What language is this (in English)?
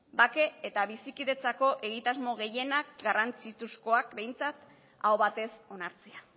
Basque